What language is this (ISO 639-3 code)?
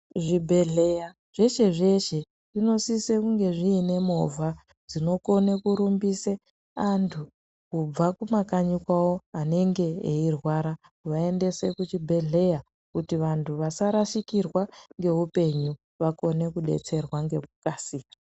ndc